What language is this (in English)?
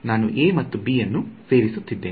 Kannada